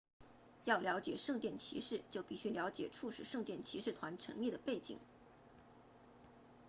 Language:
Chinese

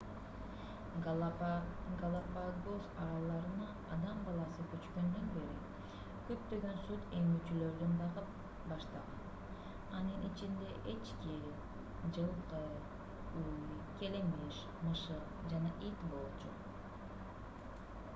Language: Kyrgyz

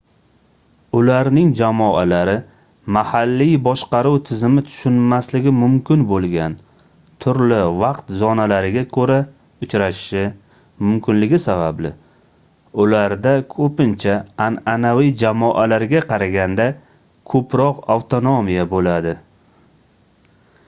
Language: Uzbek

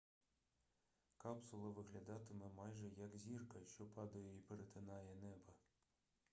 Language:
Ukrainian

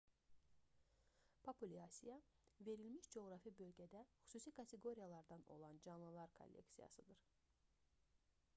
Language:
Azerbaijani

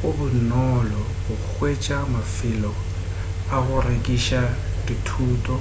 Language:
Northern Sotho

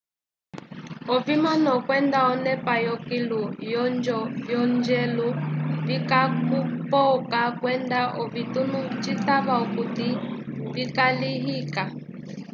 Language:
Umbundu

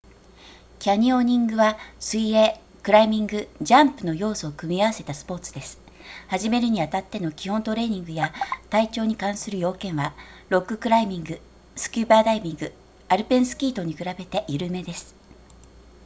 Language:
Japanese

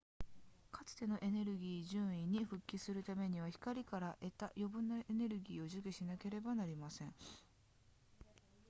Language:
Japanese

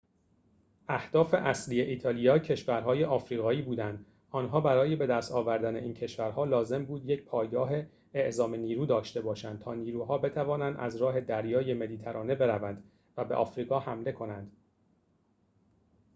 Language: Persian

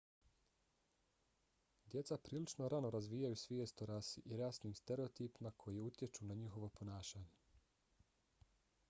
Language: Bosnian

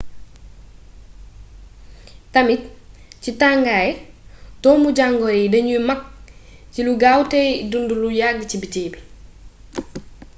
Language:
Wolof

